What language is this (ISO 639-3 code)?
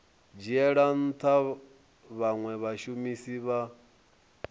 ven